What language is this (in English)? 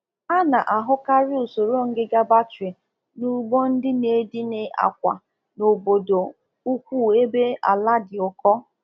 Igbo